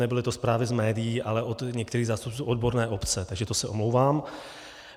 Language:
Czech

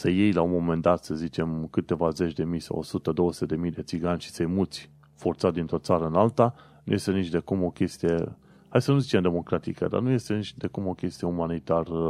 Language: Romanian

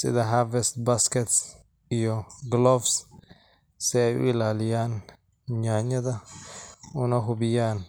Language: Somali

